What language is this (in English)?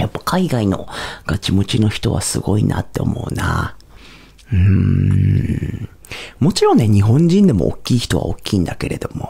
Japanese